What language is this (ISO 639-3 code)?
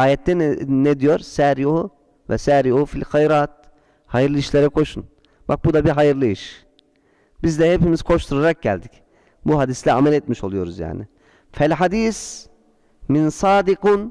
tur